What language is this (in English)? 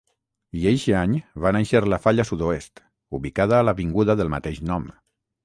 Catalan